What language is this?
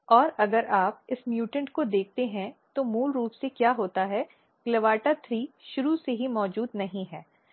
Hindi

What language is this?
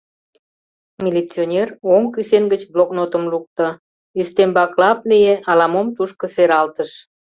Mari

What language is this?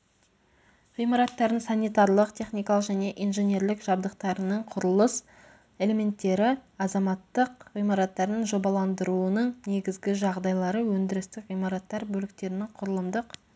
Kazakh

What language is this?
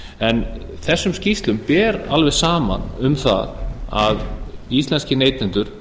Icelandic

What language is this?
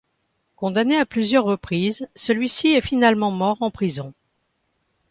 French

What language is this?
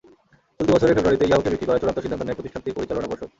Bangla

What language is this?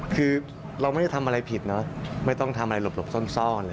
Thai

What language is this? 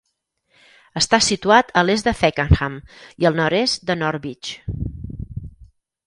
Catalan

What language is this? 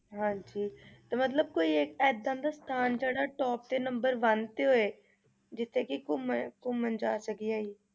Punjabi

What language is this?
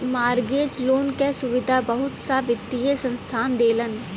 Bhojpuri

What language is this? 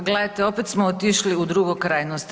Croatian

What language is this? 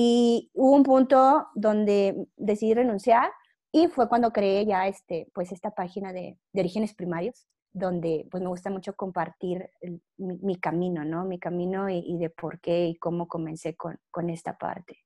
Spanish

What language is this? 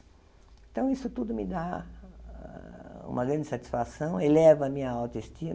Portuguese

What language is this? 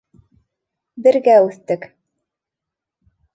Bashkir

